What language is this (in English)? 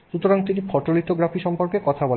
Bangla